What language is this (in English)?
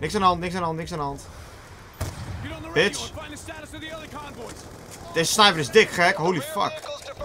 Dutch